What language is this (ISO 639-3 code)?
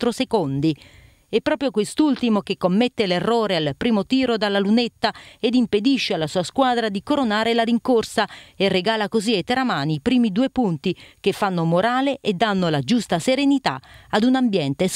ita